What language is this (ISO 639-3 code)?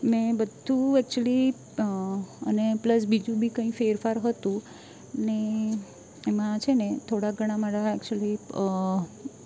guj